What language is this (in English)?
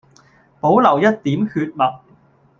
Cantonese